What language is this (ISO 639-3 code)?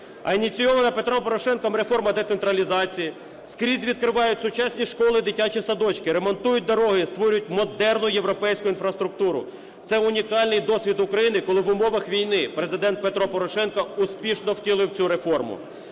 ukr